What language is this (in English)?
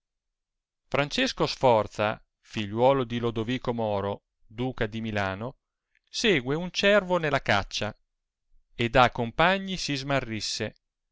Italian